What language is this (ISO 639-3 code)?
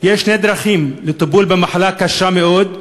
heb